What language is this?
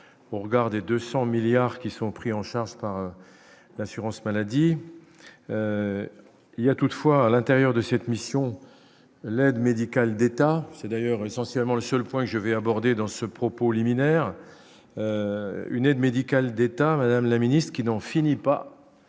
French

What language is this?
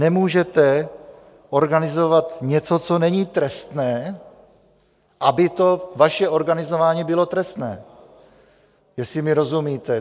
Czech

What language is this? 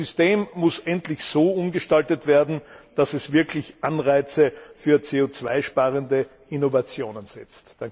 German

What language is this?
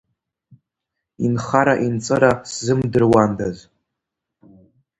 Abkhazian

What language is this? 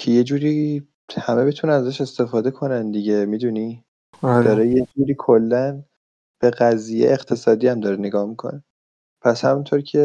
Persian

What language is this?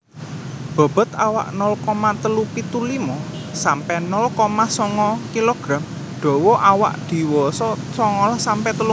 Javanese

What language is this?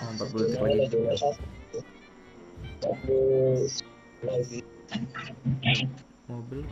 Indonesian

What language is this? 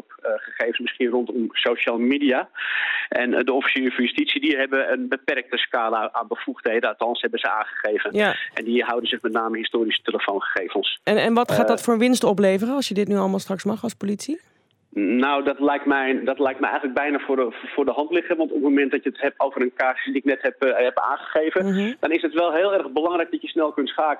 Dutch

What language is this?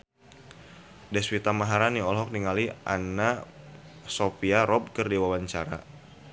Sundanese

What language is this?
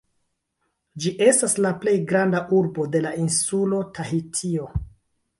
Esperanto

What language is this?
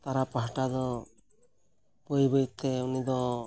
Santali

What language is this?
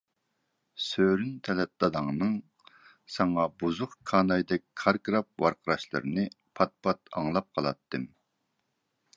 Uyghur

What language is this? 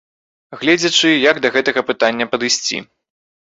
Belarusian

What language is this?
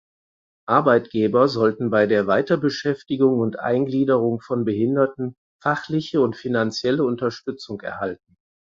German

